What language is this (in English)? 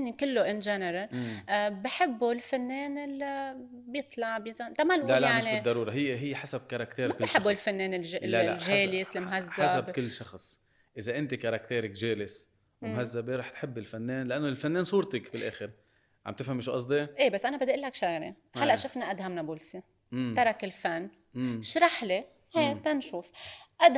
Arabic